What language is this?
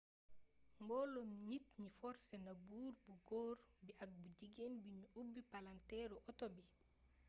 Wolof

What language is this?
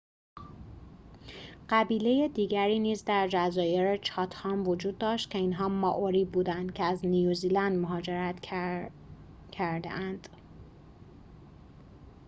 Persian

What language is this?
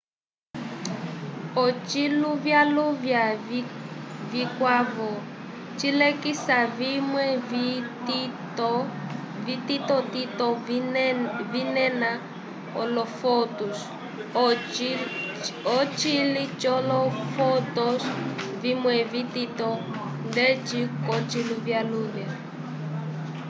Umbundu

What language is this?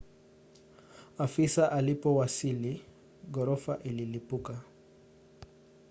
Swahili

